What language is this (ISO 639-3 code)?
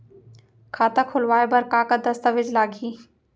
hne